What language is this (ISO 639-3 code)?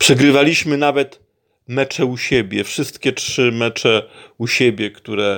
pol